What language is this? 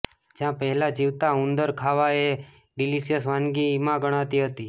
Gujarati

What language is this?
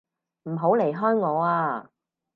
Cantonese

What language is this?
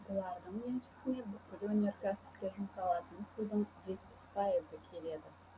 Kazakh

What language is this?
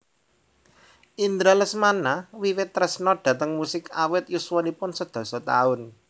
Javanese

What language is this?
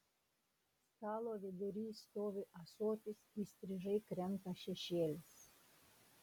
Lithuanian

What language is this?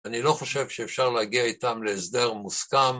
Hebrew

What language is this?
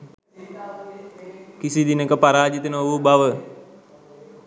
Sinhala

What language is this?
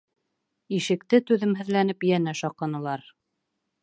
Bashkir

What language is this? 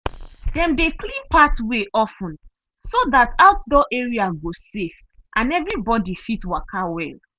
Nigerian Pidgin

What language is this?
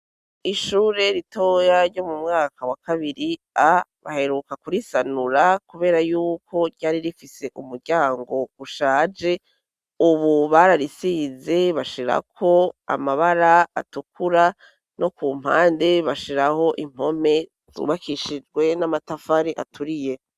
Rundi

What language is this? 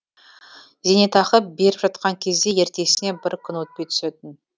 Kazakh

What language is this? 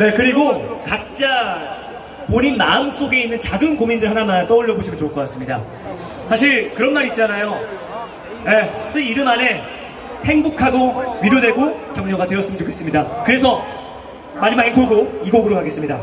Korean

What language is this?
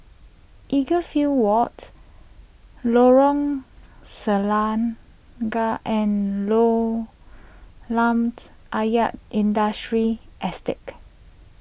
English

